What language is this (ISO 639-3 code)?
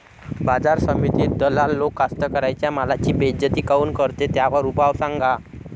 mar